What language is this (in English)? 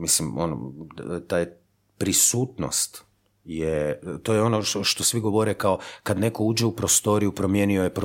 Croatian